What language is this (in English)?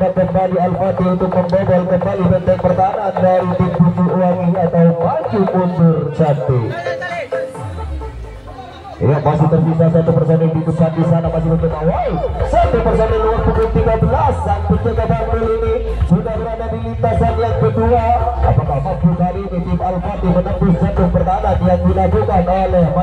Indonesian